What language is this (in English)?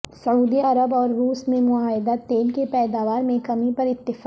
Urdu